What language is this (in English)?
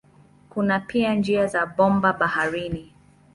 Swahili